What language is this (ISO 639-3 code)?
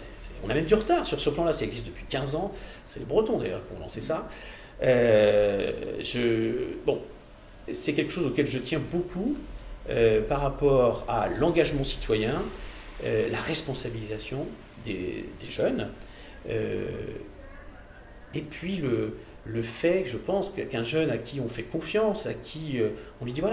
fra